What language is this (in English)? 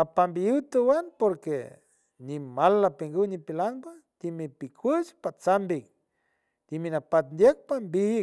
San Francisco Del Mar Huave